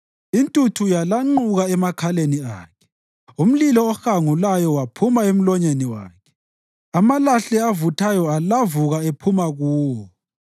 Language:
North Ndebele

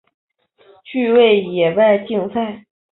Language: Chinese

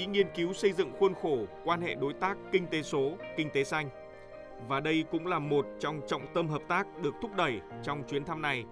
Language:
Vietnamese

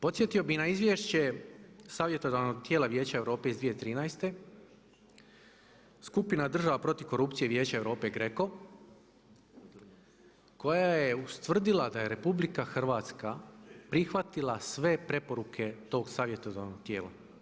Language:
Croatian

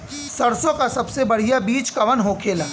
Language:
Bhojpuri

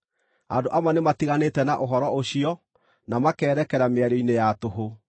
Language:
Kikuyu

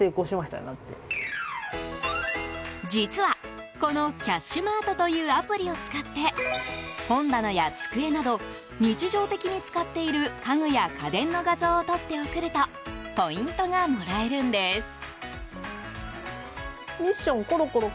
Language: Japanese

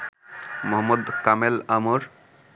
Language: Bangla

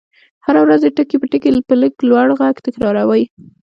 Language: Pashto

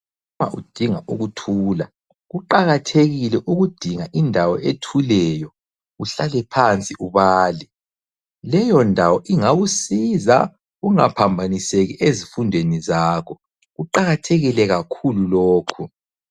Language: North Ndebele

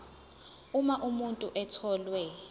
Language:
Zulu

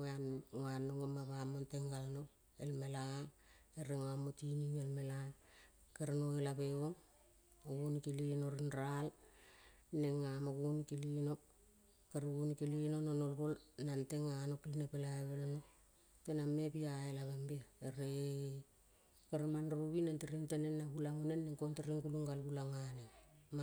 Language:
Kol (Papua New Guinea)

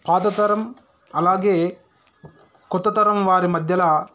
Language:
Telugu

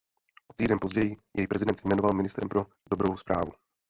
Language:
Czech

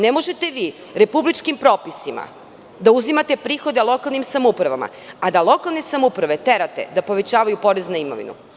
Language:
Serbian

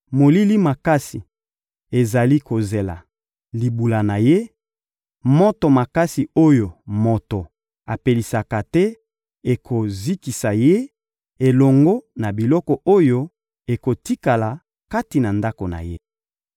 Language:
Lingala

